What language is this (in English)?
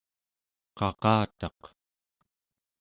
Central Yupik